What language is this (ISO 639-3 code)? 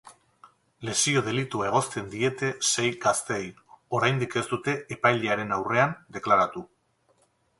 eus